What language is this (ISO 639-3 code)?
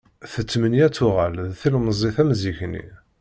kab